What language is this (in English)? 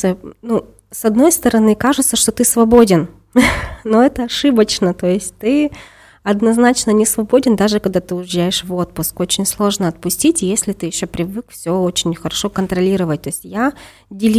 Russian